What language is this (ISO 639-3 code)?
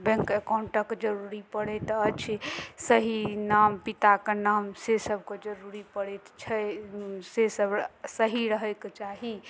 mai